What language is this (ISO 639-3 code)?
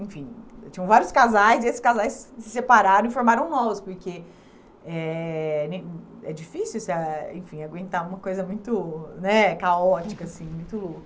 por